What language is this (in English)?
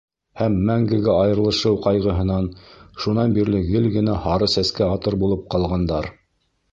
Bashkir